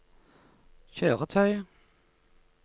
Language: Norwegian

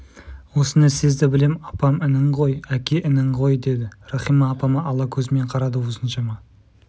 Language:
Kazakh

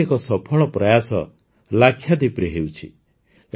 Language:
Odia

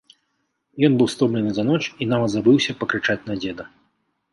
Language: Belarusian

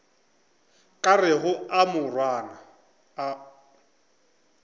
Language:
Northern Sotho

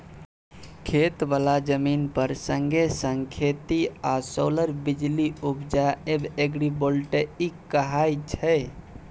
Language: Maithili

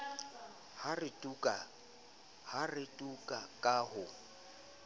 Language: Southern Sotho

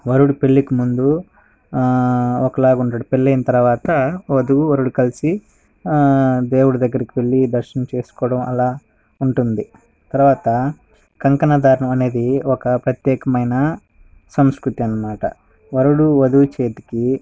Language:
Telugu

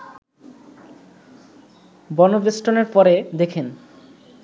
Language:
Bangla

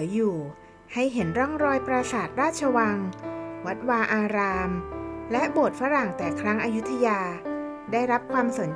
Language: Thai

